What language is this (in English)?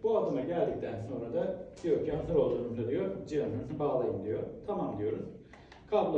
Turkish